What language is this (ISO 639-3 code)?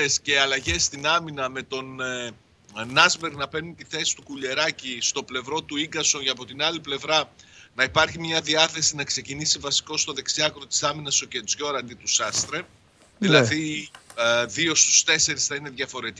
ell